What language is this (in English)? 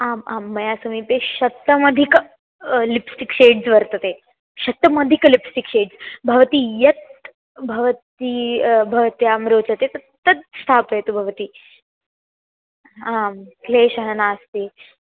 Sanskrit